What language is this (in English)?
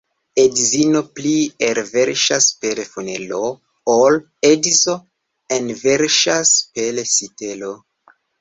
Esperanto